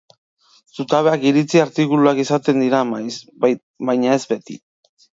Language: Basque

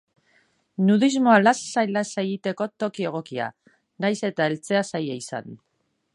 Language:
Basque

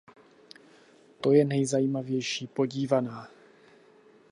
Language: Czech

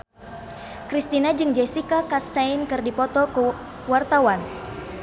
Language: Sundanese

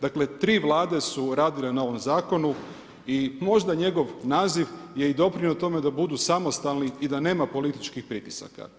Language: Croatian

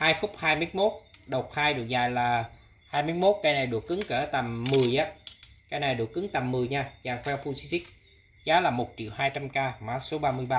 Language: Vietnamese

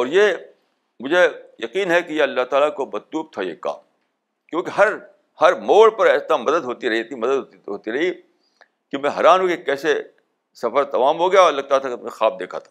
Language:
Urdu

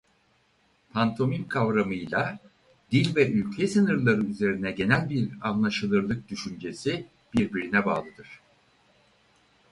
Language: Turkish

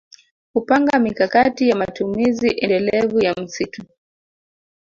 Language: Swahili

